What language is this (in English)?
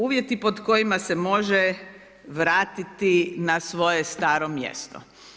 Croatian